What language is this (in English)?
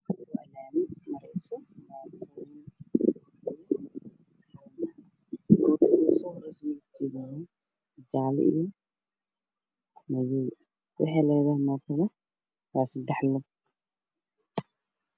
Somali